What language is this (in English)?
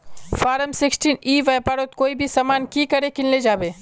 Magahi